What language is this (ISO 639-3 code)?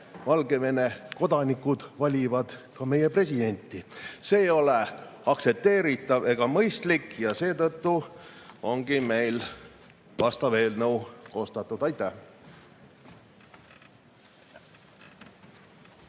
est